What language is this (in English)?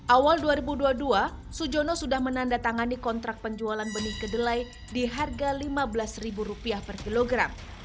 Indonesian